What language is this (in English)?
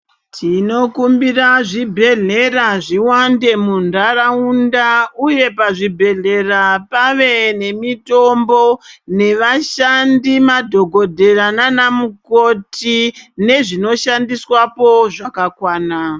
Ndau